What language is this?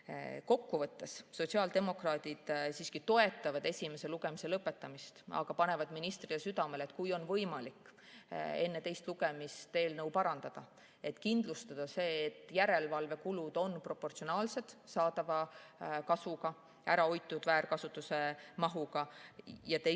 Estonian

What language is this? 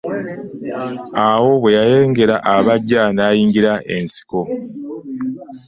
Ganda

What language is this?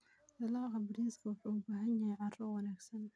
Somali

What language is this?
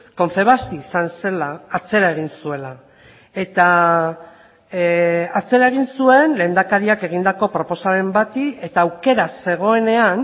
Basque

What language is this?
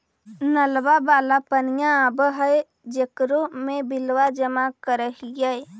Magahi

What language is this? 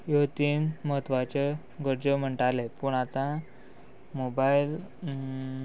Konkani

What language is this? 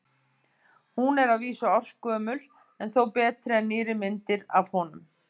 Icelandic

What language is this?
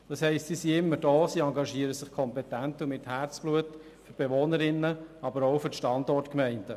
Swiss German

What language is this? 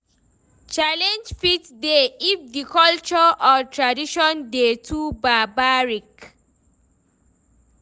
Nigerian Pidgin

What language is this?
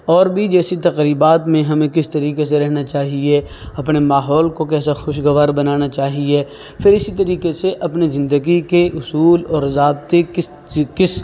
Urdu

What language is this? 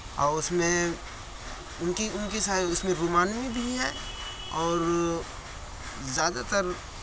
Urdu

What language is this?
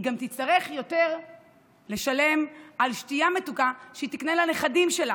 Hebrew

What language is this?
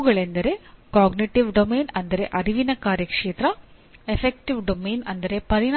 Kannada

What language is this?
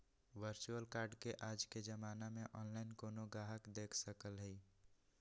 Magahi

